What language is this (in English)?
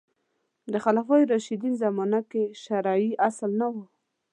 Pashto